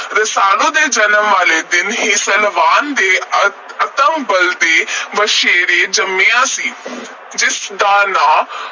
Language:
Punjabi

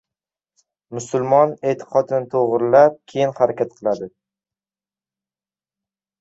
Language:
Uzbek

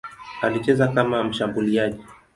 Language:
Swahili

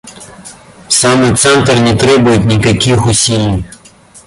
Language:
Russian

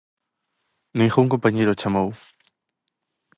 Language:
Galician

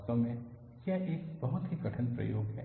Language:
Hindi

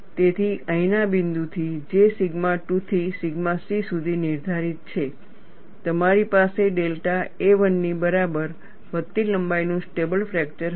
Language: Gujarati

